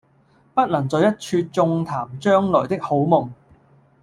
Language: Cantonese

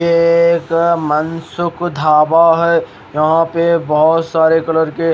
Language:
Hindi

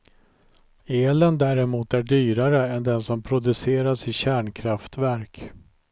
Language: Swedish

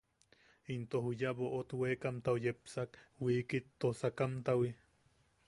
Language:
Yaqui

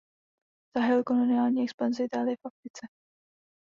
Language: Czech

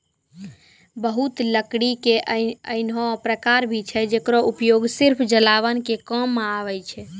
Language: Maithili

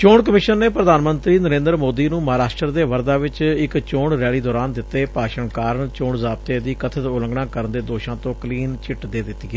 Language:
Punjabi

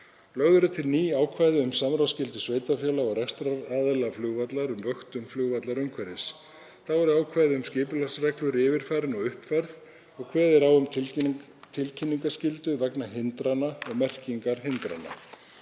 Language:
Icelandic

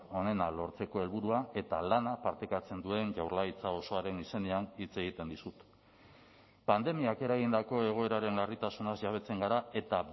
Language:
Basque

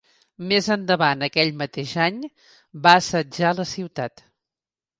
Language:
Catalan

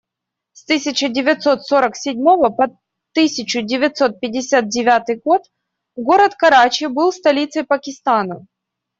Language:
Russian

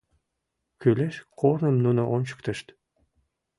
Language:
Mari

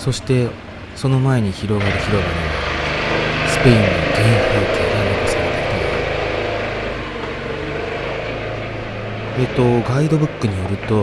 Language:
Japanese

